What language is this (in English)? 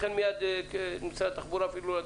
Hebrew